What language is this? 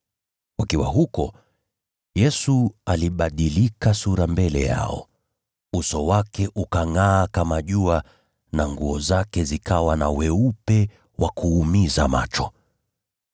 Swahili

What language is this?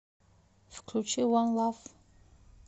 Russian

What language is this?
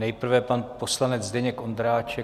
Czech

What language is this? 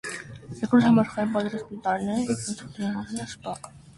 Armenian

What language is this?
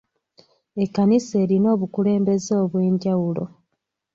Ganda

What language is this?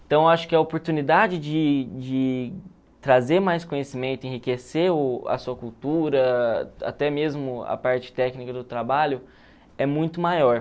Portuguese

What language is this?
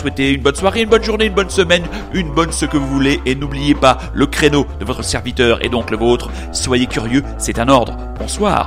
French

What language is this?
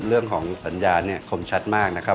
Thai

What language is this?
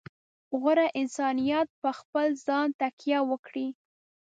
Pashto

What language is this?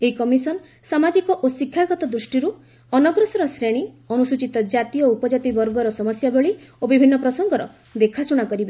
Odia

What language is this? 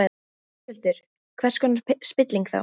Icelandic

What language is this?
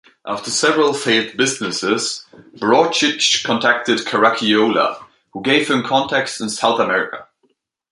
English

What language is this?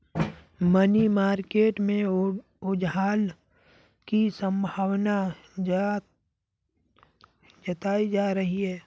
Hindi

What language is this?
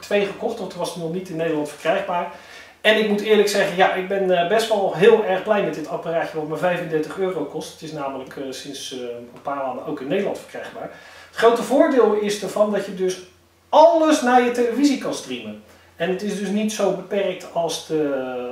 Dutch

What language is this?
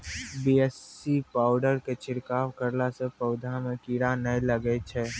Maithili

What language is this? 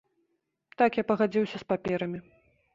Belarusian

